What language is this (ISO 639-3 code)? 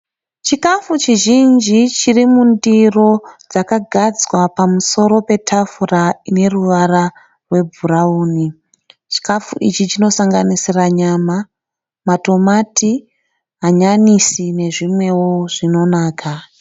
sna